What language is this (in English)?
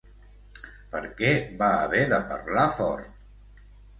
Catalan